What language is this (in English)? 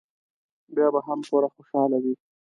Pashto